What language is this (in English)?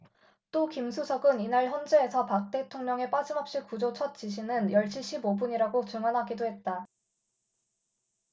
Korean